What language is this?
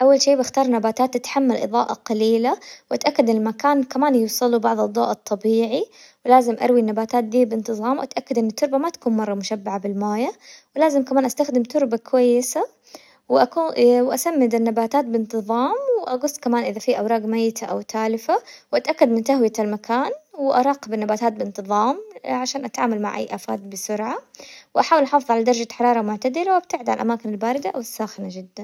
Hijazi Arabic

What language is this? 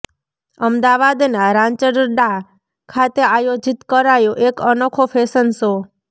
Gujarati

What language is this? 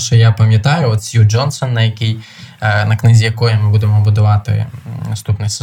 Ukrainian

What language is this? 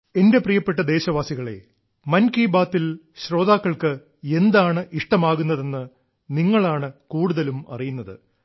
Malayalam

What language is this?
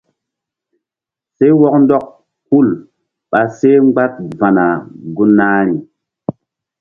Mbum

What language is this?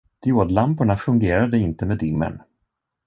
Swedish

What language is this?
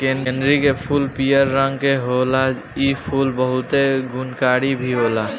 Bhojpuri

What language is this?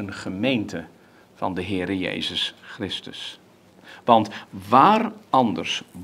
Dutch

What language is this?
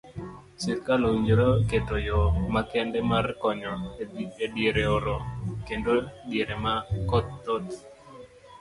Luo (Kenya and Tanzania)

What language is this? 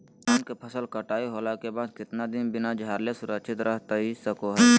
Magahi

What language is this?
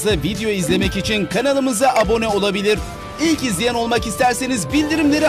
Turkish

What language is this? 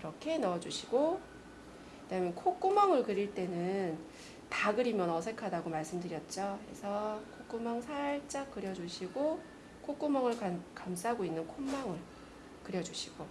Korean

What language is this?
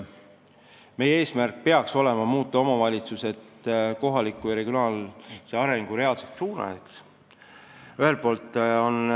Estonian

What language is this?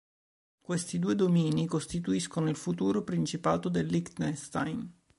Italian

